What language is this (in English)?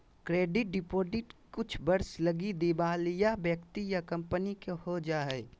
Magahi